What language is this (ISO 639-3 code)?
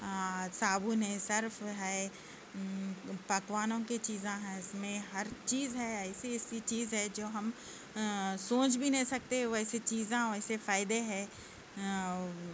urd